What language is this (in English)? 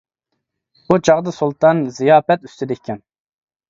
Uyghur